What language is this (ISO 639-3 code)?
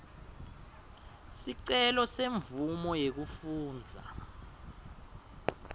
ssw